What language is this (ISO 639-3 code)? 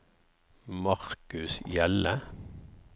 nor